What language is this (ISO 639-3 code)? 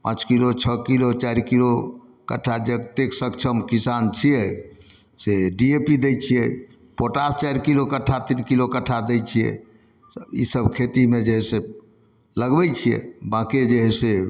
mai